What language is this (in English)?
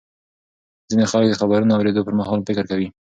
Pashto